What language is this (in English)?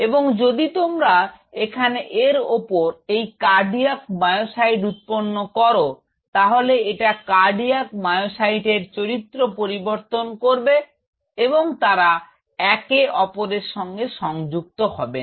Bangla